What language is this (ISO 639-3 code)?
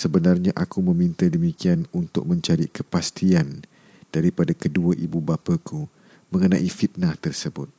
msa